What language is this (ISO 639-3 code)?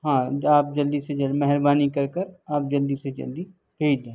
urd